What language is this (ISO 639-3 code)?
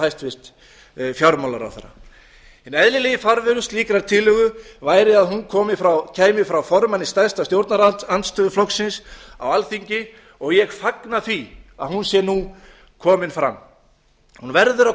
isl